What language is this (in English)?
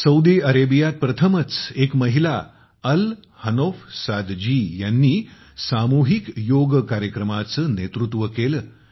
Marathi